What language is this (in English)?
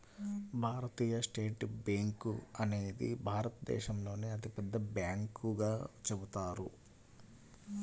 Telugu